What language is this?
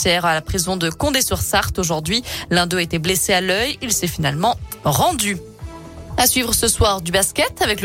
French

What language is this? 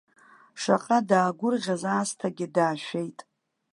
Abkhazian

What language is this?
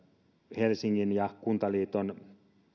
Finnish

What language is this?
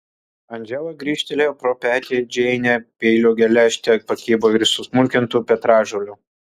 Lithuanian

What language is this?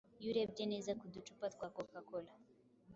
Kinyarwanda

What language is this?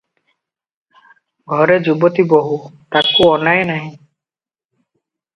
Odia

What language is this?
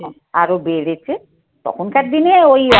Bangla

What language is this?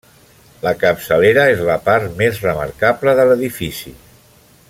Catalan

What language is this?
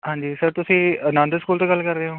Punjabi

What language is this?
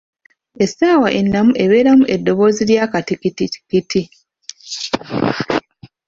Ganda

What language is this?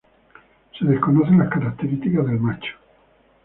Spanish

